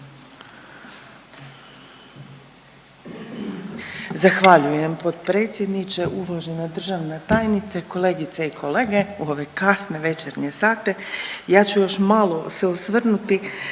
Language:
Croatian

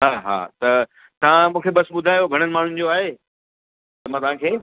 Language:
Sindhi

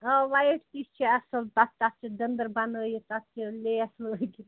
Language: Kashmiri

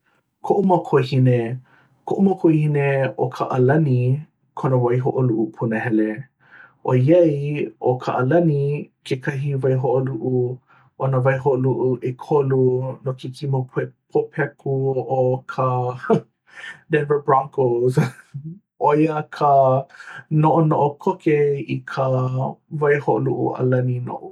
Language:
Hawaiian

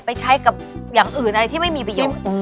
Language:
Thai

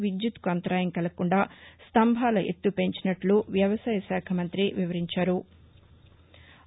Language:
Telugu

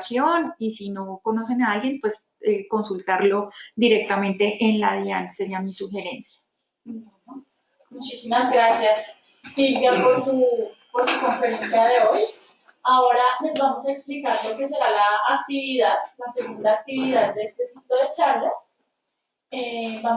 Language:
Spanish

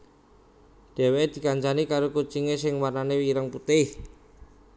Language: Javanese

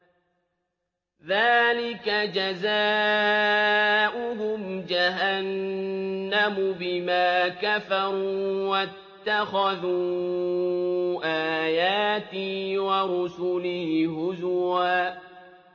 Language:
Arabic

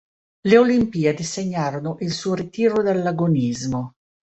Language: Italian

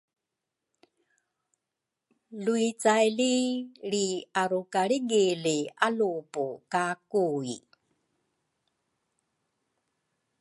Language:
Rukai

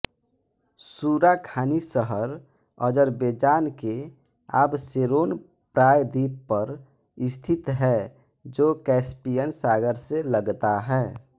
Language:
Hindi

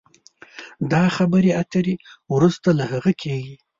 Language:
Pashto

